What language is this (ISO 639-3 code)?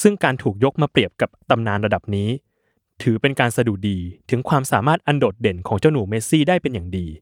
tha